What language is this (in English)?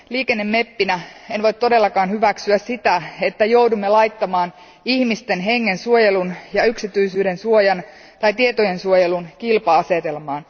Finnish